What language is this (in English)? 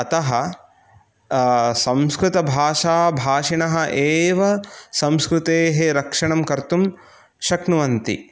Sanskrit